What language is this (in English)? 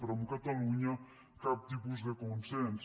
Catalan